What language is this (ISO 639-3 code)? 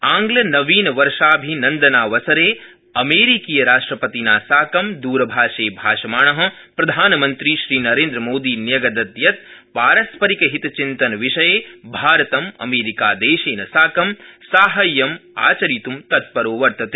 san